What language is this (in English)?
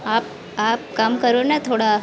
Hindi